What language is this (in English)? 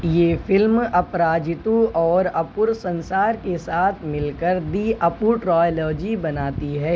Urdu